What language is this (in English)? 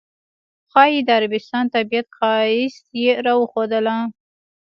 Pashto